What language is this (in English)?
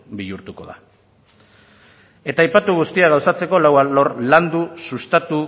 Basque